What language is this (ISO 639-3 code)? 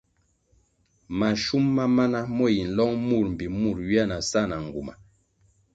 nmg